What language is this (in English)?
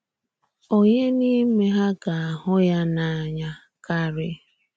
Igbo